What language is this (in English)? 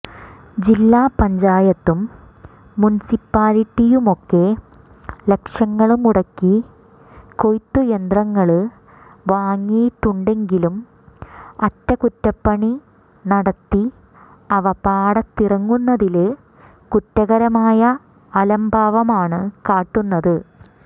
Malayalam